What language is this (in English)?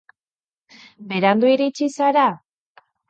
Basque